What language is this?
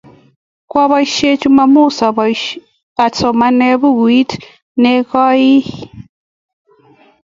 Kalenjin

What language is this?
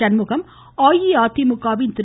Tamil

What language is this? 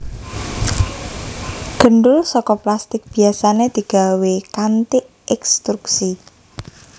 Javanese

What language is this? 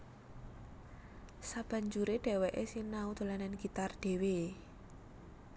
Javanese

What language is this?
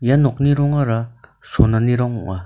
Garo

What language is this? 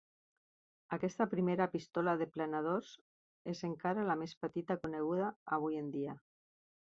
Catalan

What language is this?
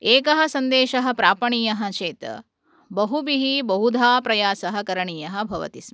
Sanskrit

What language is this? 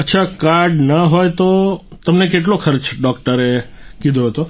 Gujarati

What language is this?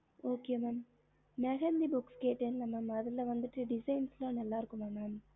Tamil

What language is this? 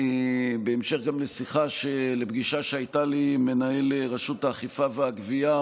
Hebrew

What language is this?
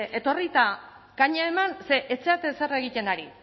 Basque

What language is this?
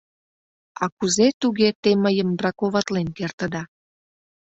Mari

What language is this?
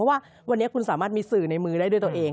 Thai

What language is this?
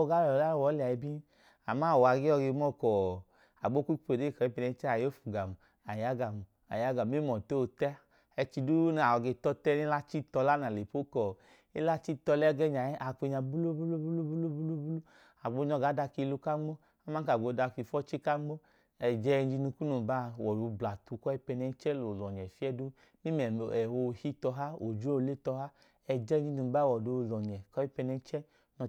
Idoma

